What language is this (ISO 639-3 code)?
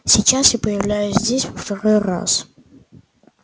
rus